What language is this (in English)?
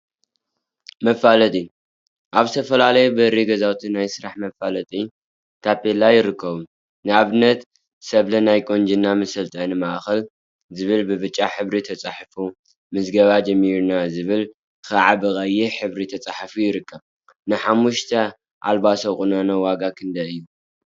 Tigrinya